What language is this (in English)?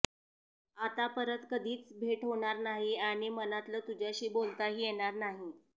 Marathi